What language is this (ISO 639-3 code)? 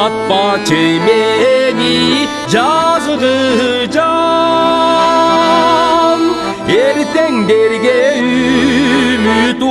tur